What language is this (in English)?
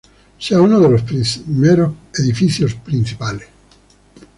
Spanish